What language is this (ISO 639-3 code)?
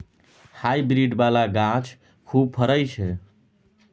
mai